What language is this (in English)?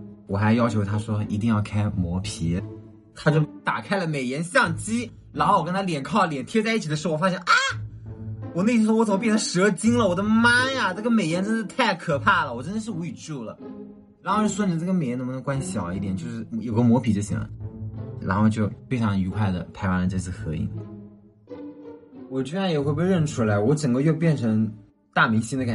Chinese